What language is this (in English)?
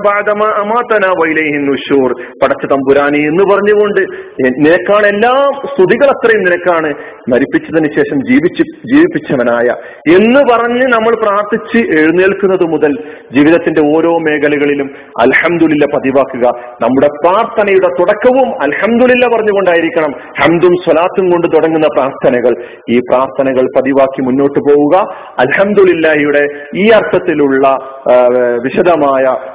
Malayalam